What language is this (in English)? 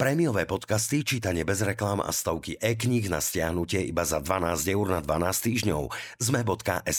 Slovak